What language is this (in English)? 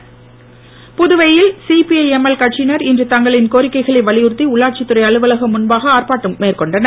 Tamil